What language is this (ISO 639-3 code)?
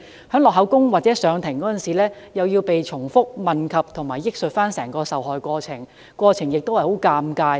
yue